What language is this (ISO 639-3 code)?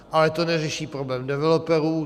ces